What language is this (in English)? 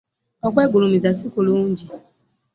Ganda